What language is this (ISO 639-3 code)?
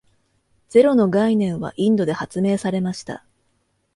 jpn